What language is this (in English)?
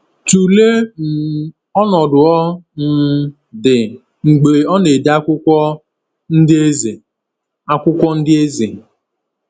Igbo